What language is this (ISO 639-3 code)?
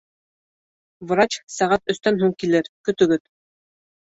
bak